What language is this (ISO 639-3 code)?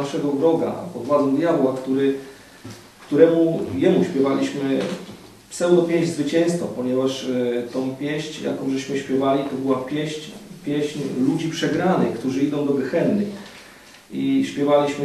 pol